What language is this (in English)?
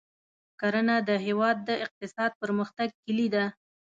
Pashto